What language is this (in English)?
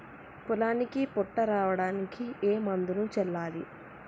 Telugu